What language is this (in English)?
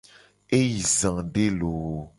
Gen